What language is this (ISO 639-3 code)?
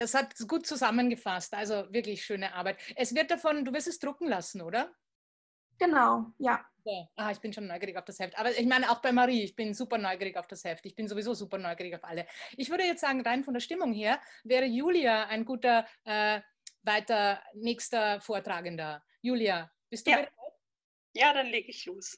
deu